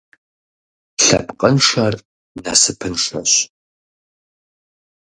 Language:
Kabardian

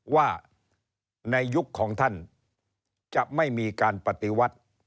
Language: Thai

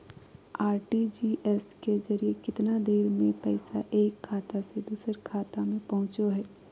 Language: Magahi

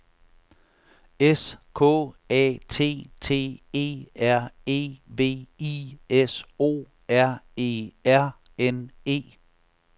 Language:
Danish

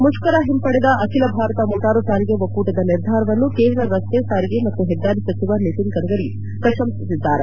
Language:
Kannada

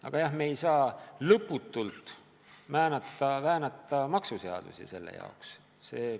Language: Estonian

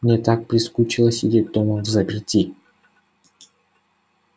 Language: Russian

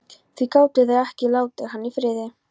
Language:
Icelandic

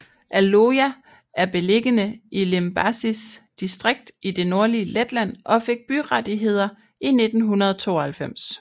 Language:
Danish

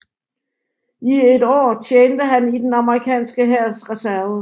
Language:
Danish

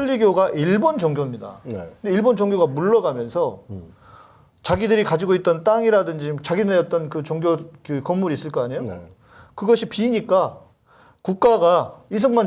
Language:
Korean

